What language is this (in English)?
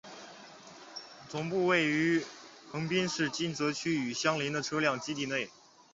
Chinese